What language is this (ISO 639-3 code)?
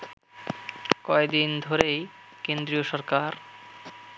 ben